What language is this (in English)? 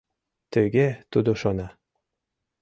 Mari